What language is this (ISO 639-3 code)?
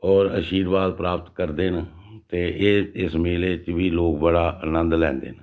doi